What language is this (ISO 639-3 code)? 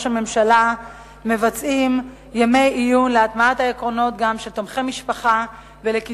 heb